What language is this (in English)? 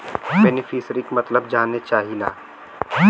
Bhojpuri